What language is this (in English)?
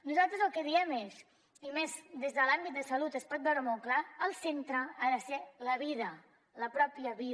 Catalan